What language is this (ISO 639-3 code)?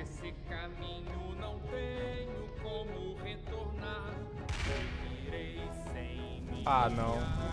por